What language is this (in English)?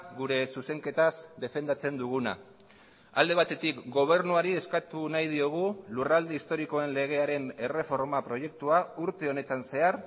Basque